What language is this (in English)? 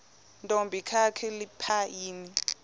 Xhosa